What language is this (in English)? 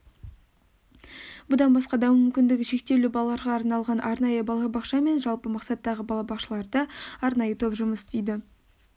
Kazakh